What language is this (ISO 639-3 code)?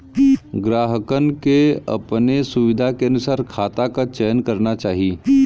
bho